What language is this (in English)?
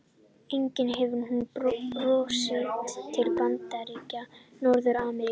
Icelandic